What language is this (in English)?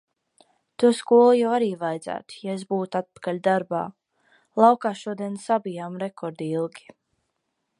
Latvian